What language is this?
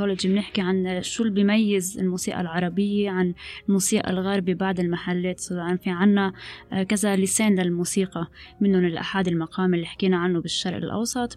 Arabic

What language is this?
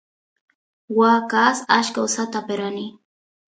Santiago del Estero Quichua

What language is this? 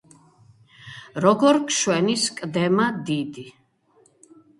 Georgian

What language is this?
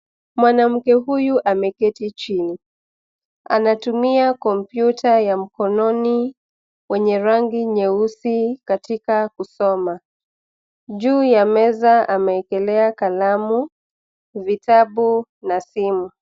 Swahili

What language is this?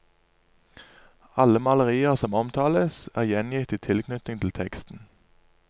Norwegian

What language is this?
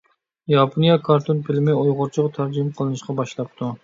Uyghur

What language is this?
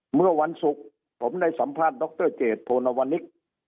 Thai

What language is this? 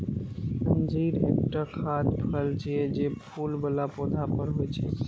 Maithili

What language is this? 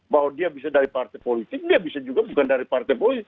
Indonesian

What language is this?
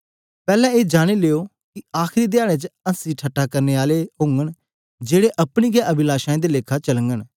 Dogri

